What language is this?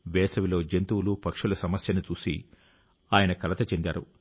Telugu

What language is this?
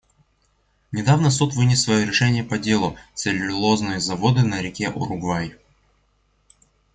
Russian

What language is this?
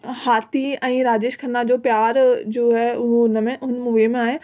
Sindhi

